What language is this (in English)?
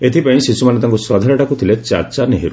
Odia